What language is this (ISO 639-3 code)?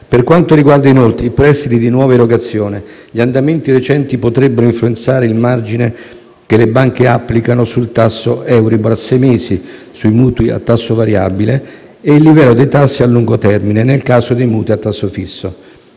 ita